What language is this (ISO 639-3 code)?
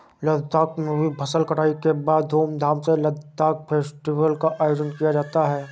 hin